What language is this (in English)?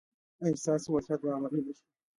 Pashto